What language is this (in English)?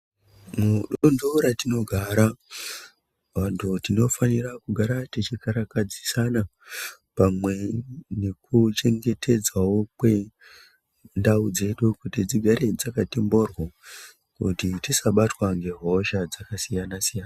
Ndau